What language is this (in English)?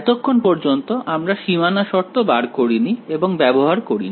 Bangla